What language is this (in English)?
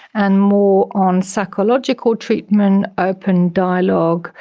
English